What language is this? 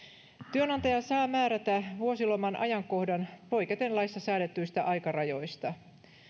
Finnish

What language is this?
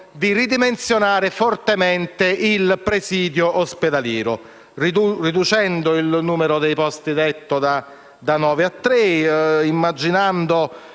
Italian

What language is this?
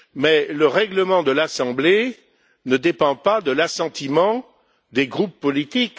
French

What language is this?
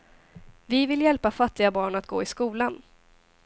Swedish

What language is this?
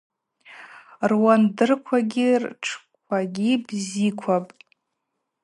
Abaza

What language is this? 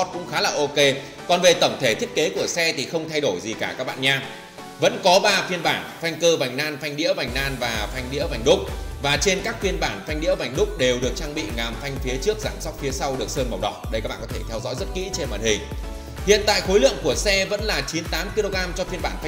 Vietnamese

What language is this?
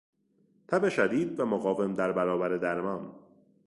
Persian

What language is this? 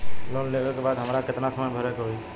Bhojpuri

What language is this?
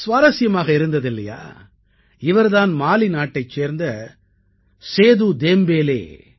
Tamil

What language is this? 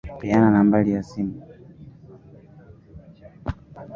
Swahili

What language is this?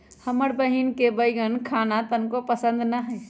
Magahi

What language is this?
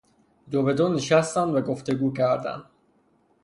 Persian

